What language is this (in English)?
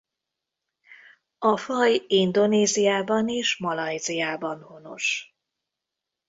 Hungarian